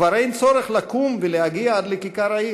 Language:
Hebrew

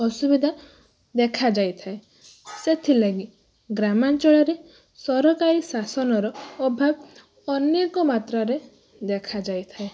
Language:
Odia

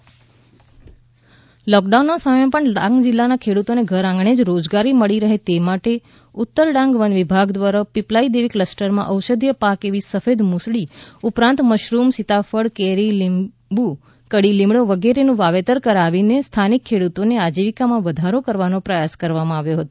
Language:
Gujarati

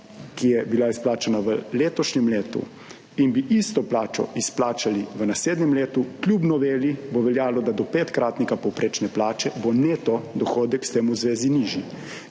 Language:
Slovenian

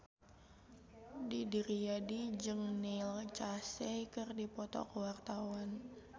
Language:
Sundanese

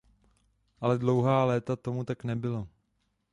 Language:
Czech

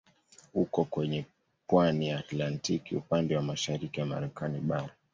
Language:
Swahili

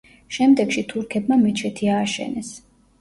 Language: Georgian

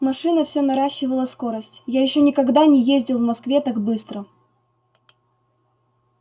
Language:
Russian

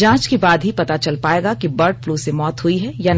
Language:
Hindi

